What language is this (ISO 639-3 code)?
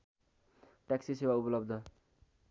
nep